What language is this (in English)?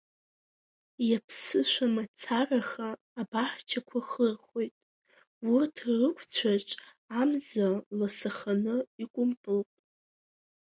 Abkhazian